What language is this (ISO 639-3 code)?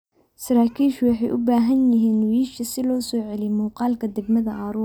som